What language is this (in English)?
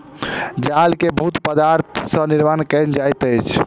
Maithili